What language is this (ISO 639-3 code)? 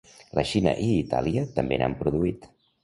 cat